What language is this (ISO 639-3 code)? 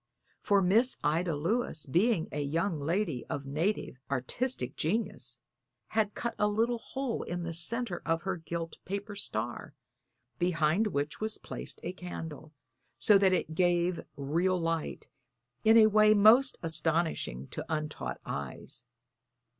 eng